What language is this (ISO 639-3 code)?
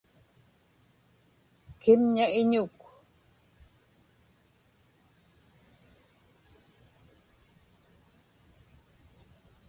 ipk